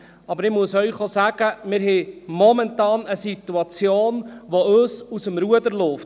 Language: Swiss German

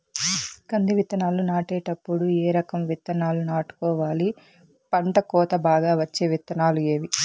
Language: Telugu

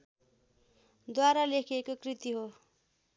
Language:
Nepali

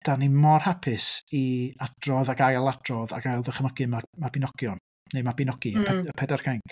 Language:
Welsh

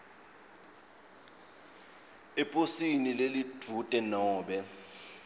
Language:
Swati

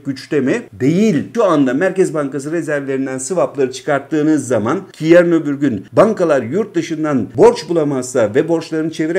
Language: Turkish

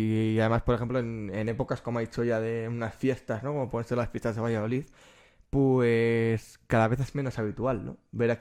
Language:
Spanish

